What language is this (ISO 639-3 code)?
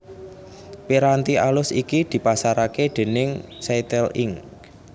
jav